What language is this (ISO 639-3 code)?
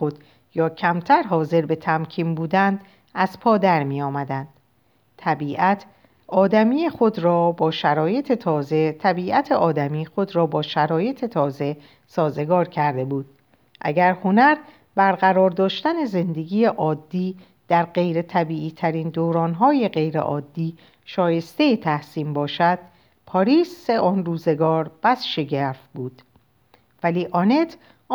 fas